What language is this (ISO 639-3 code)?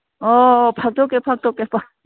mni